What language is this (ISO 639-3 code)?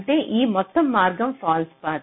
tel